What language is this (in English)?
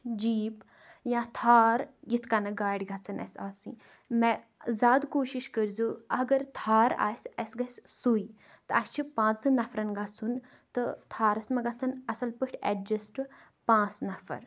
Kashmiri